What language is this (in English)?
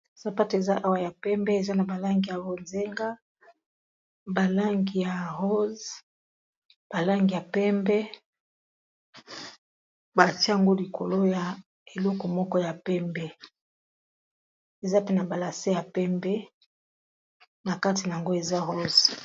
Lingala